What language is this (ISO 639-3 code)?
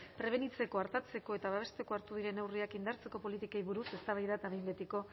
eus